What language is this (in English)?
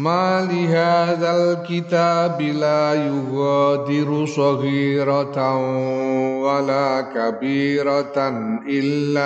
Indonesian